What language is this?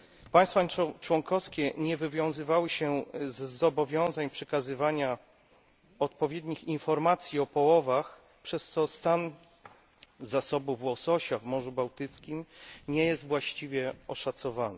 Polish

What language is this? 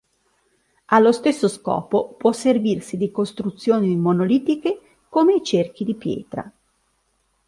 Italian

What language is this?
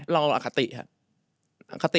Thai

